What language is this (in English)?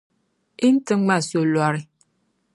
Dagbani